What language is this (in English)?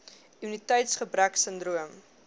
Afrikaans